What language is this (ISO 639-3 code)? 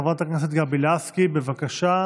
heb